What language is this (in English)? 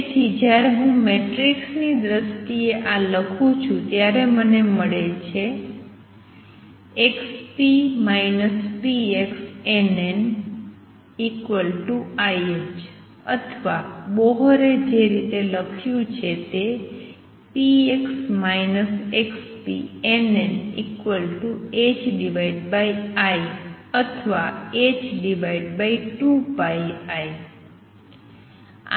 Gujarati